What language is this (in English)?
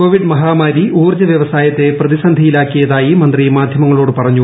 Malayalam